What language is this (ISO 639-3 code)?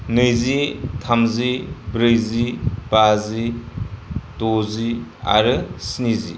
brx